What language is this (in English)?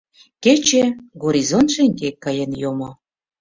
Mari